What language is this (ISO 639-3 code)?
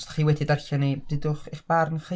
cym